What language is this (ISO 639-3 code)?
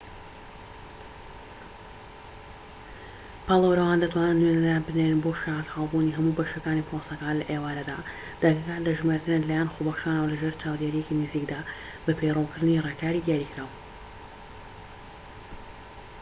ckb